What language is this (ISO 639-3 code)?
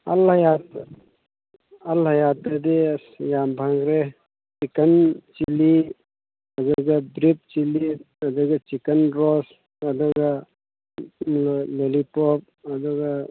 mni